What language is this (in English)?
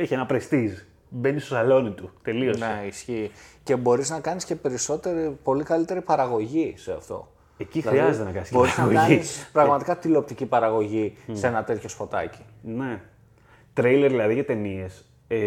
Greek